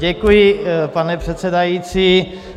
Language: Czech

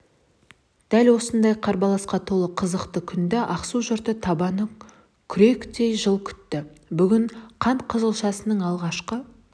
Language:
Kazakh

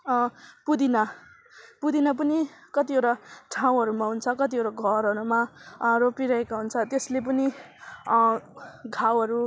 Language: Nepali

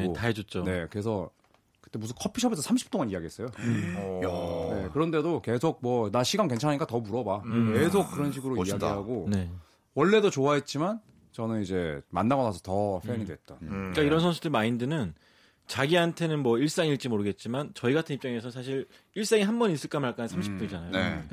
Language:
Korean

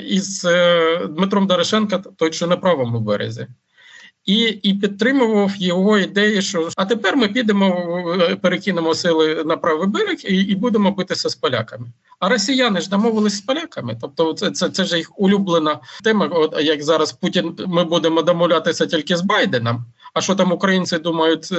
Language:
Ukrainian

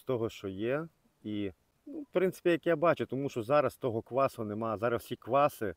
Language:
Ukrainian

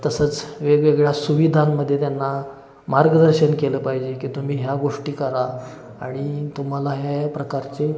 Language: Marathi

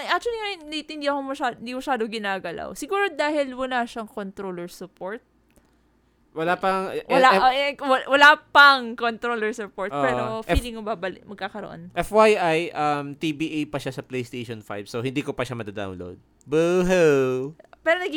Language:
Filipino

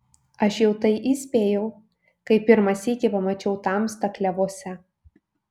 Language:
Lithuanian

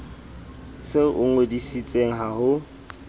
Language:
Southern Sotho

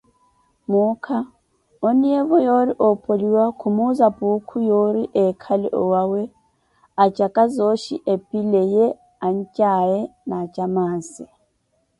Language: Koti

